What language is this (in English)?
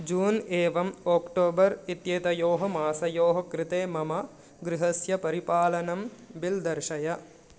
Sanskrit